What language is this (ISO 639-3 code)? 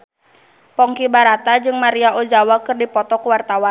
sun